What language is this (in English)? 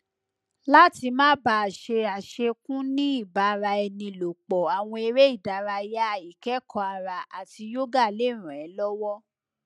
Yoruba